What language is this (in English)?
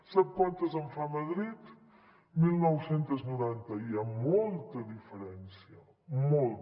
Catalan